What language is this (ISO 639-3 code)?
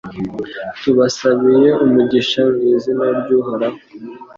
kin